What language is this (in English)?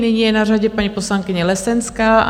Czech